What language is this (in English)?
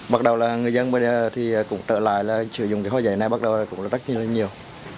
Vietnamese